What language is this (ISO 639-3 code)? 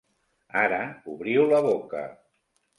cat